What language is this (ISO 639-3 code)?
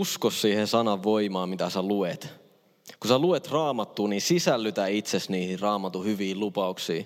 fin